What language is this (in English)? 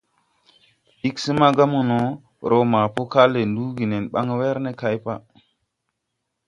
Tupuri